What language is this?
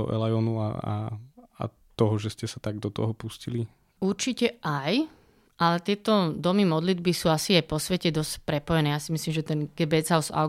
Slovak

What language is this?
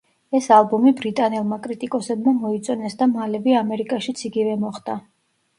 Georgian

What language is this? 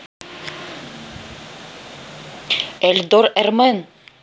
Russian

